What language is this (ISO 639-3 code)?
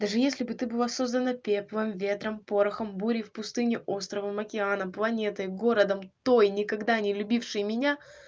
rus